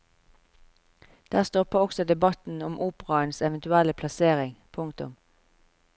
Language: Norwegian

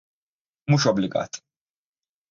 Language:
Maltese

